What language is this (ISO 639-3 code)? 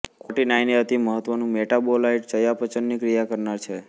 guj